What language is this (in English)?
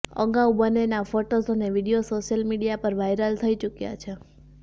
Gujarati